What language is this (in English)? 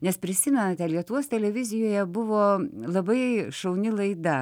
Lithuanian